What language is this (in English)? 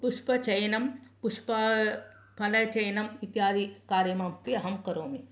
Sanskrit